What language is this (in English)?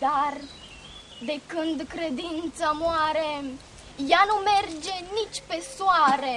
Romanian